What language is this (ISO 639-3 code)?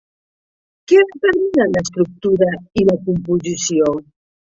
cat